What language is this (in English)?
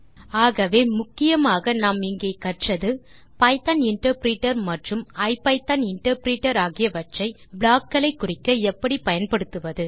Tamil